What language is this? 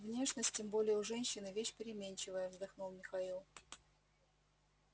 Russian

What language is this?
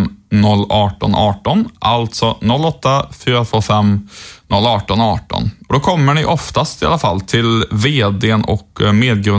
Swedish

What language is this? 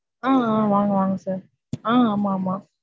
Tamil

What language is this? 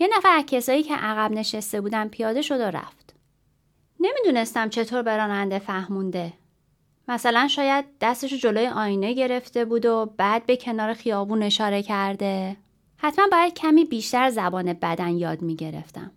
Persian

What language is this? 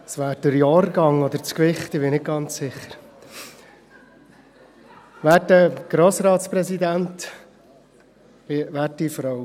Swiss German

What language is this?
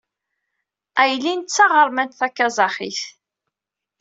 Kabyle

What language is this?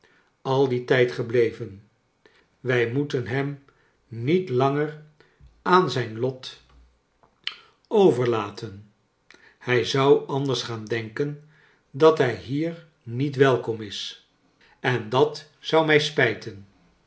Dutch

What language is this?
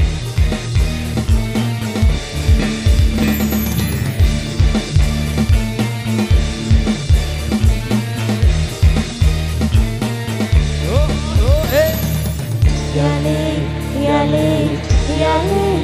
Indonesian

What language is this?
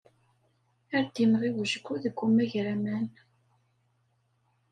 Kabyle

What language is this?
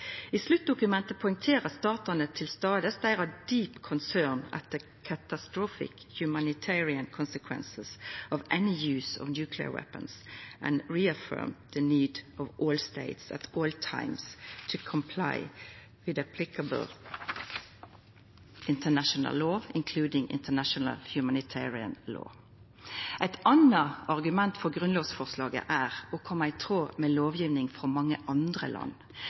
Norwegian Nynorsk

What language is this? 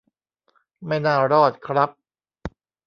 Thai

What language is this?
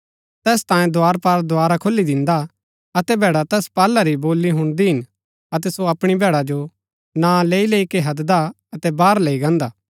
Gaddi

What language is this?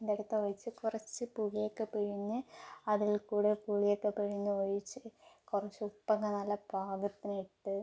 Malayalam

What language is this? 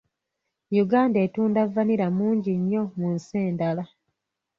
Ganda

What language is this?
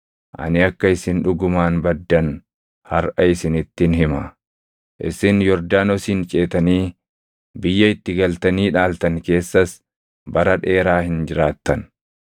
Oromo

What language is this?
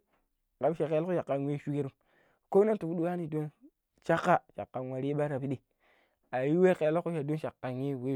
Pero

